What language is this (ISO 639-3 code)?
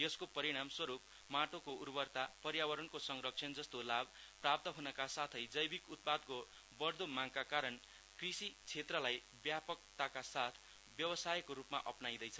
nep